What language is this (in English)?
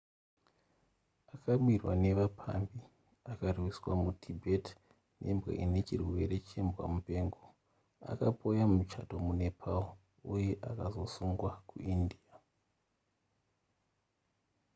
Shona